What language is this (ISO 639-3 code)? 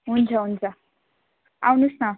nep